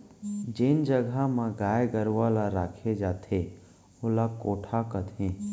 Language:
Chhattisgarhi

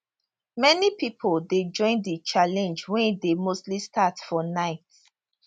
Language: Nigerian Pidgin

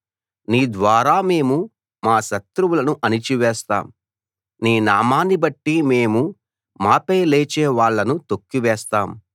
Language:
Telugu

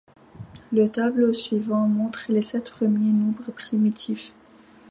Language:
French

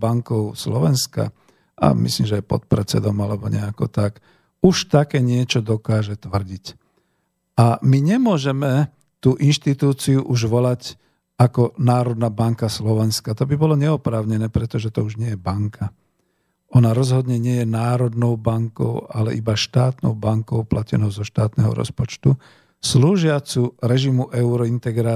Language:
Slovak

